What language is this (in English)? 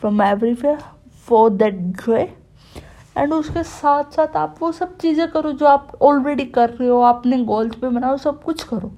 Hindi